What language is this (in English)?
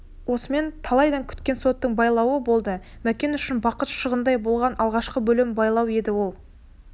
Kazakh